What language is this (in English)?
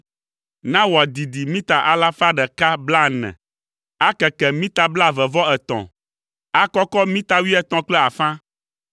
Ewe